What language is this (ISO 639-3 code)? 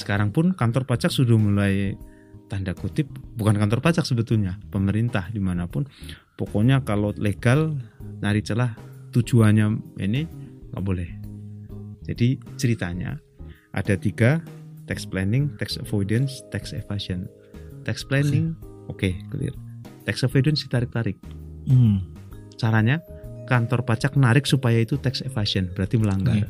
ind